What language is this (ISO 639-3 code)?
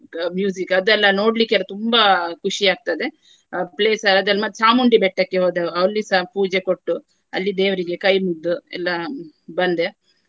kan